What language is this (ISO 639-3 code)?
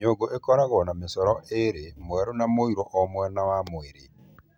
kik